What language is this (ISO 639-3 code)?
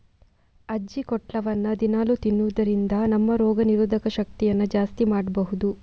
kan